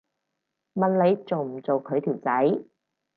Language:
Cantonese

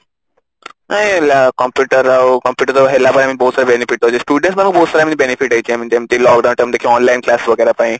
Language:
Odia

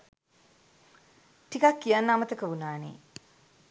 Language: Sinhala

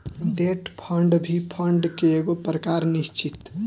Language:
Bhojpuri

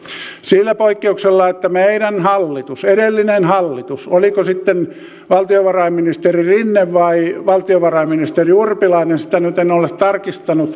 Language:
Finnish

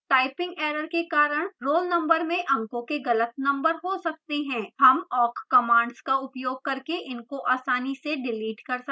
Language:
Hindi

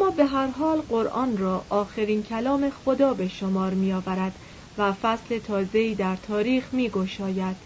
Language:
Persian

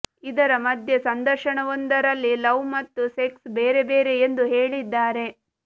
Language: Kannada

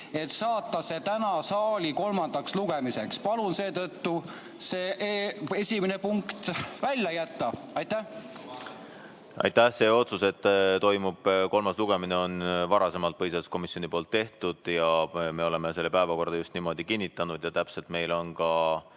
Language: Estonian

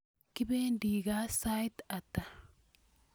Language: Kalenjin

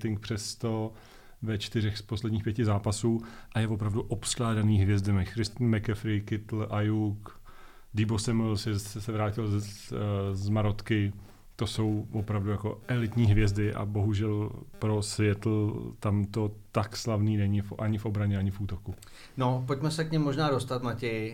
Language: Czech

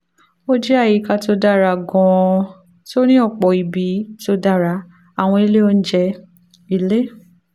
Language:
Yoruba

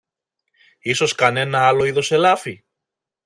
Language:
Greek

